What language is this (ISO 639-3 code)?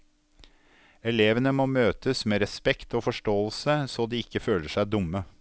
nor